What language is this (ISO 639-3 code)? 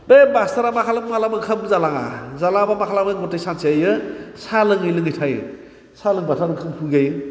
brx